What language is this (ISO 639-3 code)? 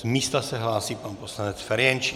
ces